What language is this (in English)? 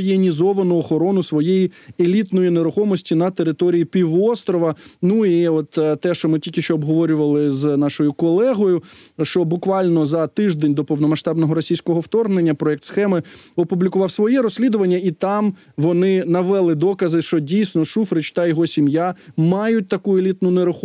Ukrainian